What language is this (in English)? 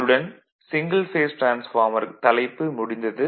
Tamil